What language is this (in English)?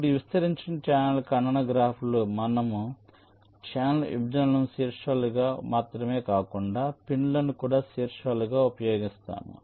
Telugu